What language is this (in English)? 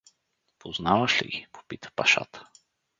Bulgarian